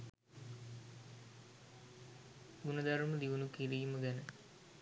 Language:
Sinhala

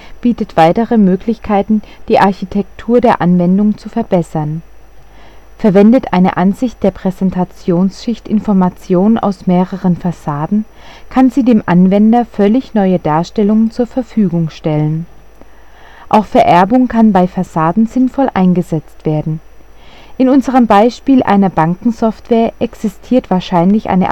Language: German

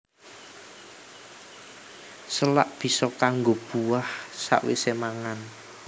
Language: Javanese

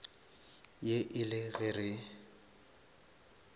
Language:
Northern Sotho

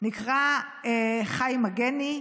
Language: Hebrew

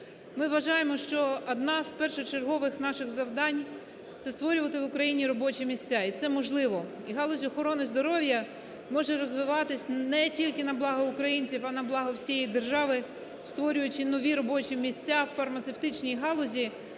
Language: Ukrainian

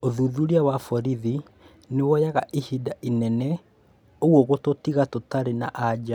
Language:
Kikuyu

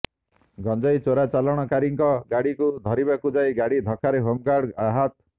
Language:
Odia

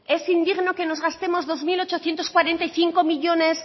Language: Spanish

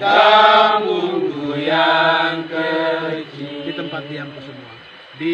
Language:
Indonesian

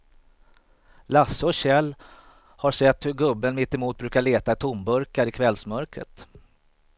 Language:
Swedish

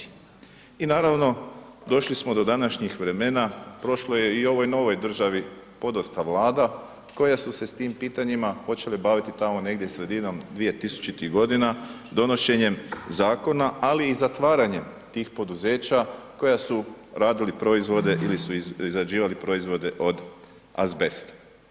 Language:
Croatian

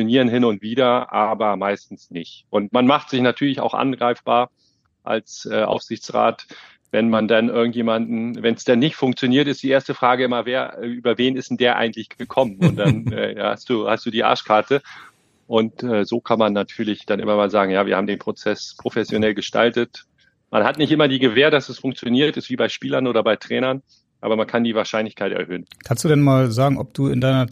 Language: German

